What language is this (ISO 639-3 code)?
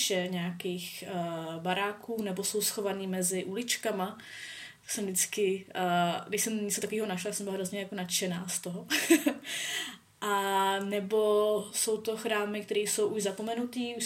ces